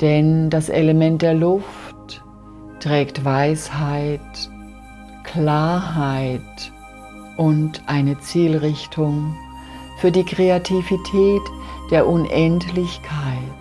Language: German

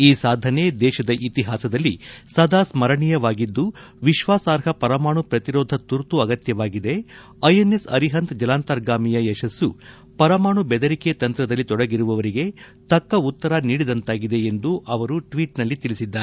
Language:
Kannada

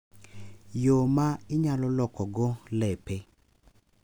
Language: Luo (Kenya and Tanzania)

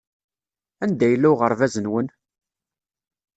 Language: Kabyle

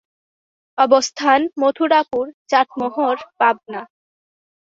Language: Bangla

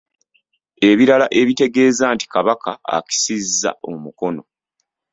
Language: Ganda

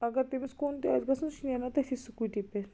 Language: Kashmiri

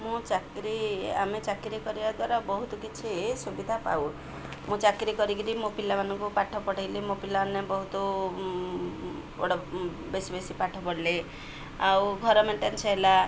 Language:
Odia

